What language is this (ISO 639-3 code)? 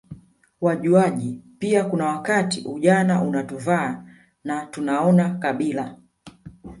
swa